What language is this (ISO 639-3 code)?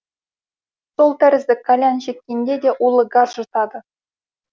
kaz